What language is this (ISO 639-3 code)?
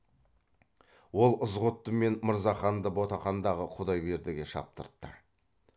kaz